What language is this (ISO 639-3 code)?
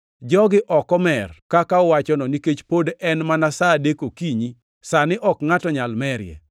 luo